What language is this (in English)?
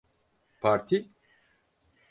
Turkish